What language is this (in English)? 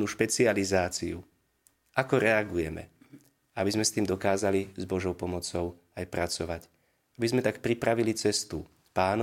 Slovak